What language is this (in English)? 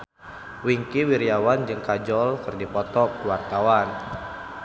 Sundanese